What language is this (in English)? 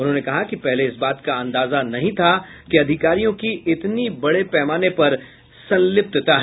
Hindi